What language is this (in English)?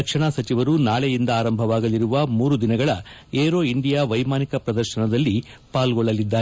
Kannada